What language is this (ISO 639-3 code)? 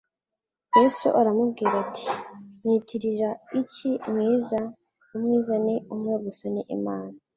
kin